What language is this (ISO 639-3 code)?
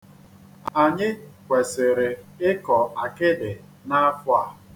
ibo